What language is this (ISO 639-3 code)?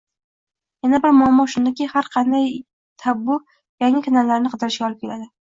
uzb